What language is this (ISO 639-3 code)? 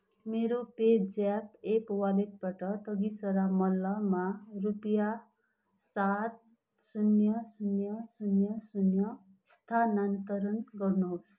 nep